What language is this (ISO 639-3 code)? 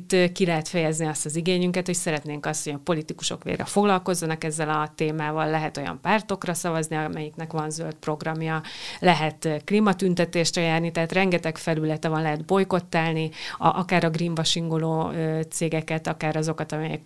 hun